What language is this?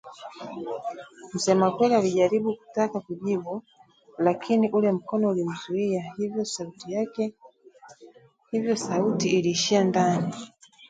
Swahili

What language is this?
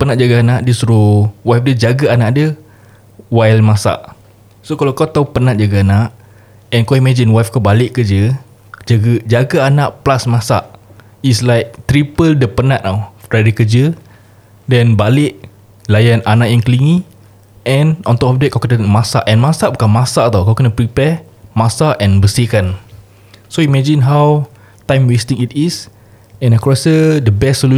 Malay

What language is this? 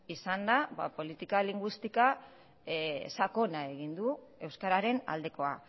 Basque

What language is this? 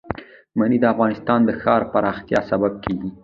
Pashto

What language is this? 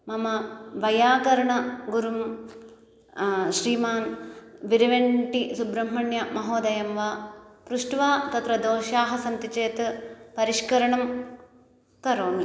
Sanskrit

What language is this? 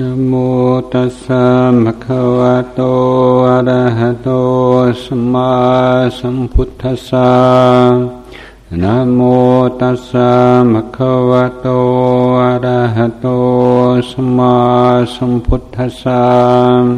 Thai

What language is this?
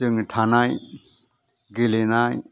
Bodo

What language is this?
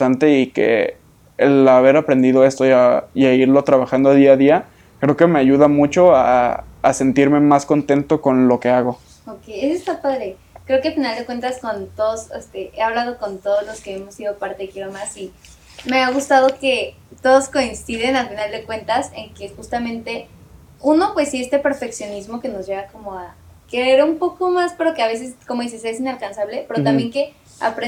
Spanish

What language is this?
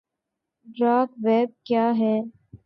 Urdu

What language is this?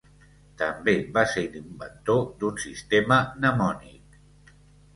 Catalan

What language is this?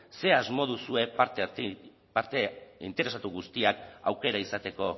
Basque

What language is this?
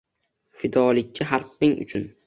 Uzbek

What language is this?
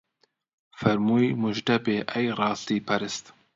Central Kurdish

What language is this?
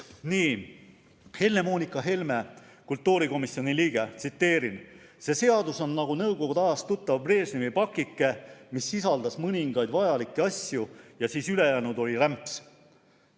Estonian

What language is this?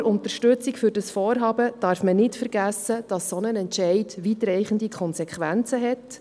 Swiss German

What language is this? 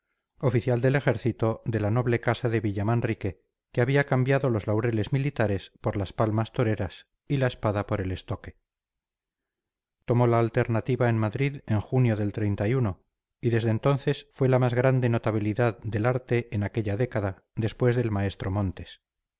Spanish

